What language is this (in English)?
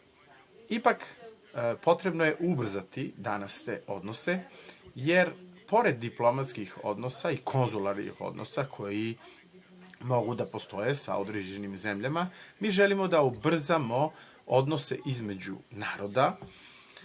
Serbian